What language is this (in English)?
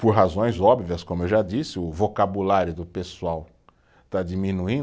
Portuguese